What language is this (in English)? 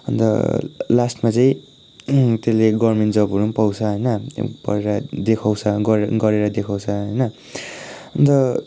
Nepali